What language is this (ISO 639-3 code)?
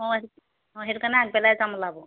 asm